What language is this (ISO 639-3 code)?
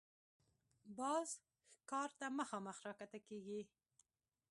pus